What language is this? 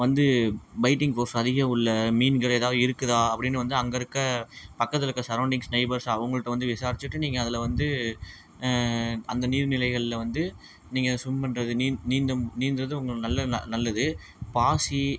Tamil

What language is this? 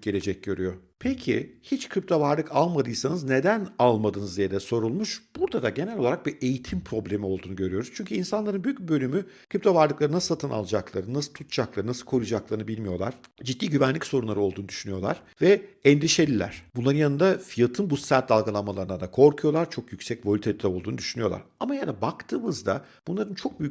Turkish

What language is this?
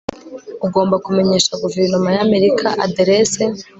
Kinyarwanda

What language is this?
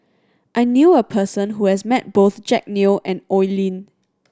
English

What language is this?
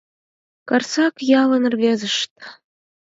Mari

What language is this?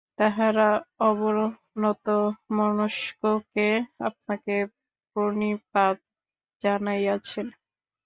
Bangla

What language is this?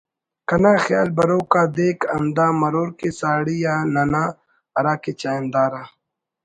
Brahui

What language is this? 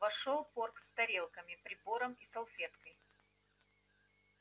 Russian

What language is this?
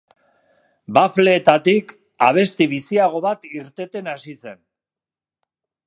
Basque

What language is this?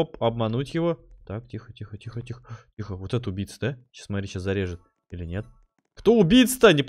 Russian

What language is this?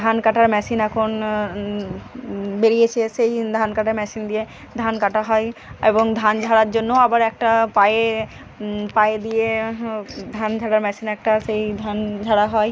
Bangla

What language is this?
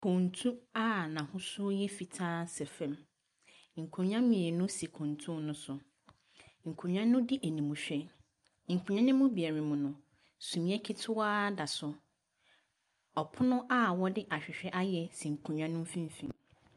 Akan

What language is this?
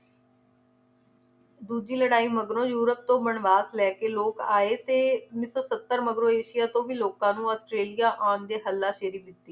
Punjabi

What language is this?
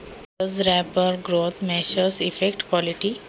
Marathi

